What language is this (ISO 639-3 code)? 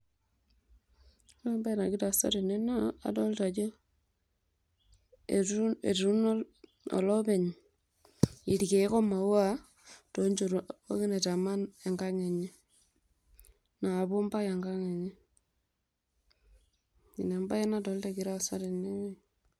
mas